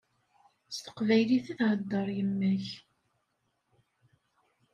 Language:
Kabyle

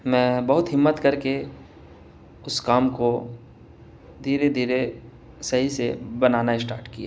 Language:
Urdu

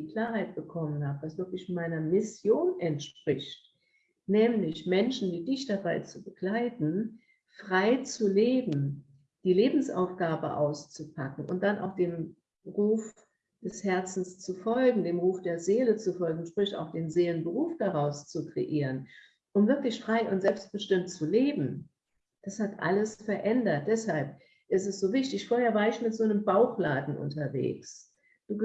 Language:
German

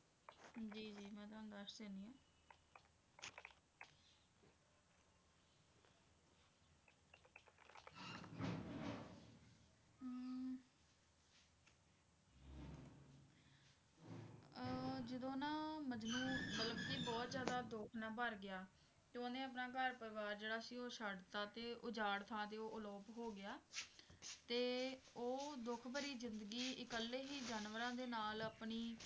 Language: Punjabi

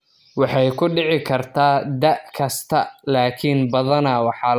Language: Somali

